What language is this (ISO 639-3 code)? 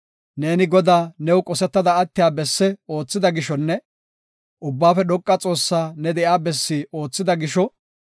gof